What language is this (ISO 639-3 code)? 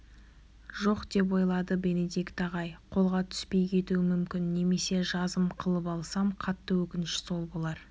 kaz